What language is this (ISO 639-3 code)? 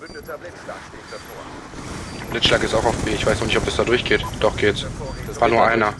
deu